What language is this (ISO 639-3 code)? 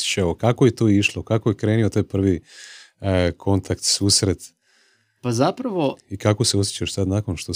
hrv